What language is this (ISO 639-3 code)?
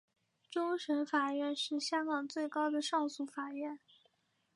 zho